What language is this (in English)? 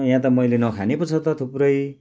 Nepali